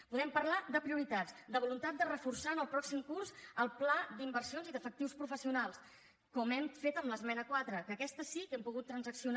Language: Catalan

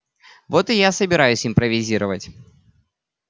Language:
Russian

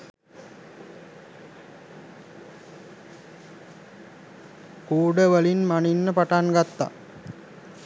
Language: Sinhala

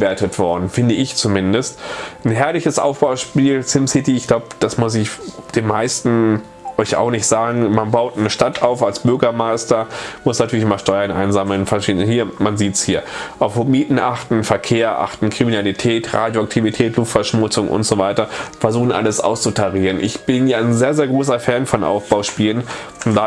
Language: German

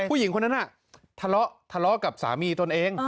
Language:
Thai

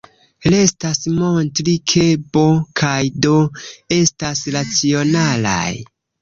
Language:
Esperanto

